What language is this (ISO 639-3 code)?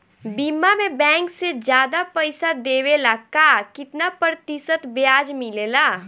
bho